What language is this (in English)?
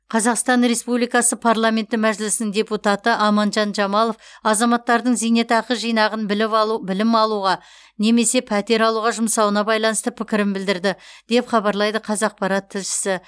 Kazakh